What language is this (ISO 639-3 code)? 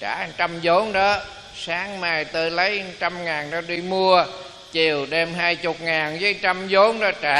vie